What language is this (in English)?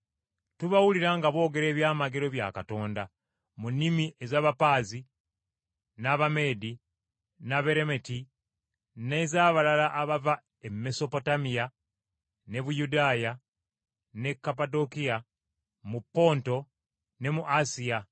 Ganda